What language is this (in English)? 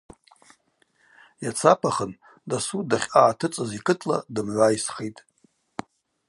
Abaza